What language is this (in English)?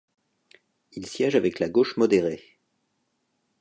French